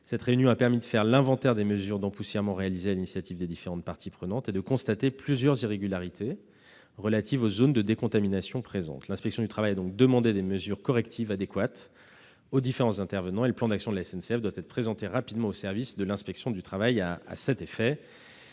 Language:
French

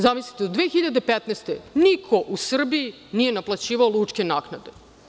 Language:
Serbian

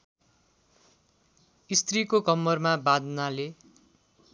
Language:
Nepali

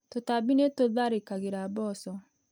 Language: Kikuyu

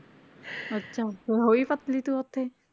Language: Punjabi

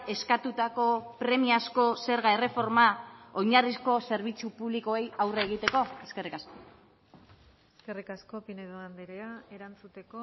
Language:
Basque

